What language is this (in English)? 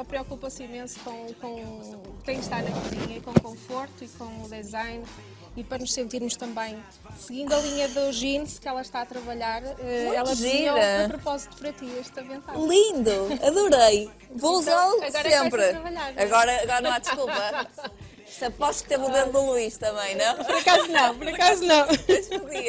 Portuguese